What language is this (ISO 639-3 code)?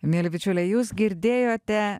lit